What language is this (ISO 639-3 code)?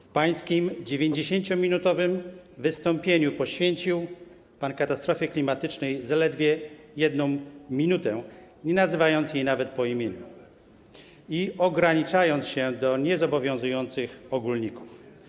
pol